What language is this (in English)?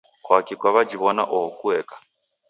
Taita